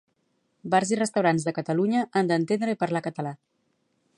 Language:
Catalan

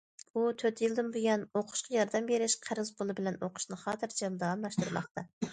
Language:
Uyghur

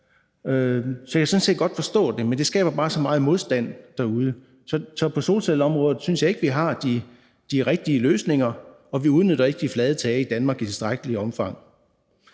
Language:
Danish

